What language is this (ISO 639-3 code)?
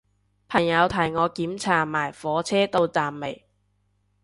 yue